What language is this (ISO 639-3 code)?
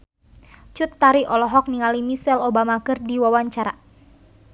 sun